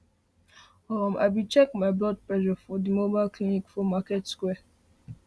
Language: Nigerian Pidgin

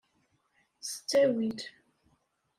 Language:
Kabyle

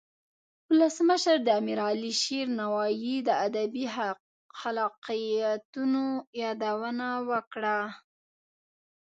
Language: Pashto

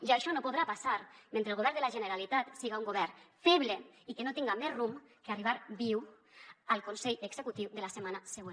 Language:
Catalan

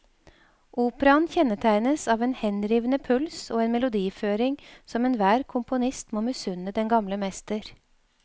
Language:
Norwegian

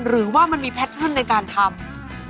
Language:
Thai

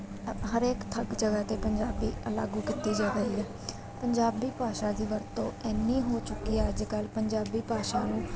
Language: Punjabi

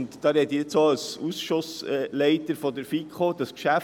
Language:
Swiss German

